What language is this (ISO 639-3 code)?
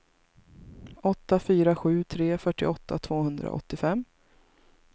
swe